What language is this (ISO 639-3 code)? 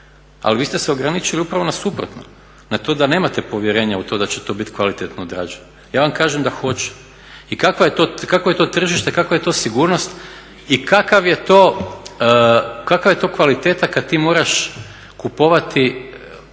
hrv